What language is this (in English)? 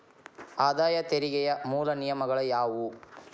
Kannada